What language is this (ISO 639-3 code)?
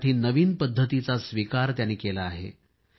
mar